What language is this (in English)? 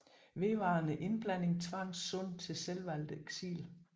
Danish